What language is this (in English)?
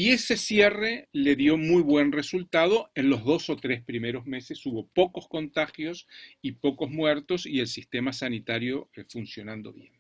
Spanish